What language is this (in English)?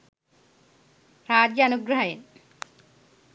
Sinhala